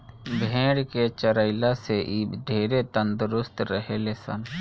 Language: Bhojpuri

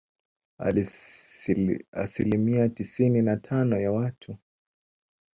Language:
Swahili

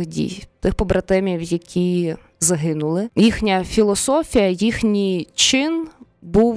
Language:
Ukrainian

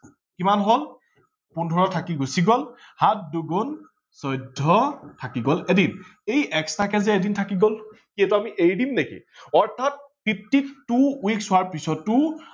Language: Assamese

